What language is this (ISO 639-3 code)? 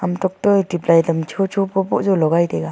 nnp